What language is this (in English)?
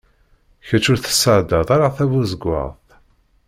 Kabyle